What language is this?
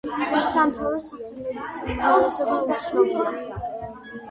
Georgian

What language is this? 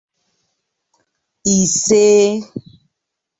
Igbo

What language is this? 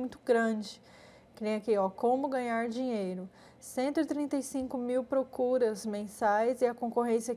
Portuguese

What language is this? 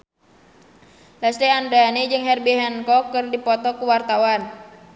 Sundanese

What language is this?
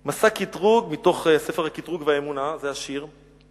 Hebrew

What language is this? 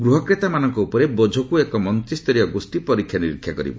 Odia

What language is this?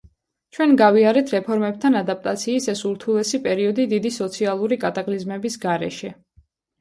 Georgian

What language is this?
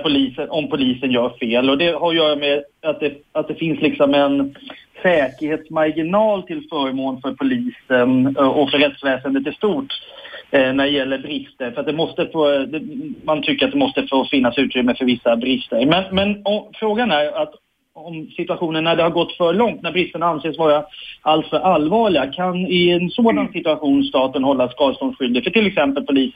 Swedish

